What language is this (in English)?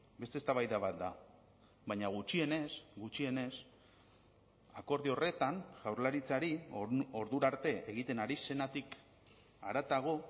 Basque